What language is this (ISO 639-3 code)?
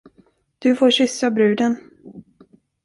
swe